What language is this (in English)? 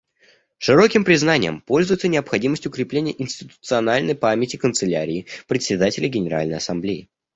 Russian